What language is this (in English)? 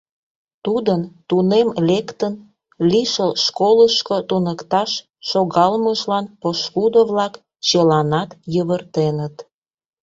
Mari